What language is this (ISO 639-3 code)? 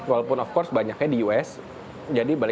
ind